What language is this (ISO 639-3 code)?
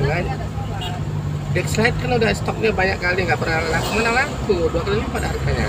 ind